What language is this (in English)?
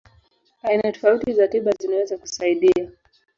Swahili